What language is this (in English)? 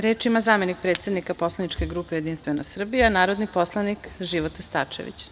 Serbian